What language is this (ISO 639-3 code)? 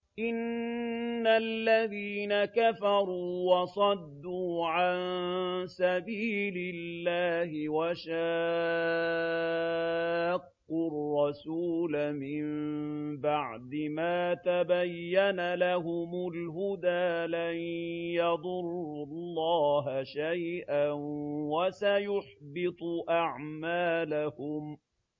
ara